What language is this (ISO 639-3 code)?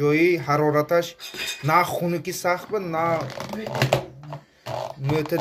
tur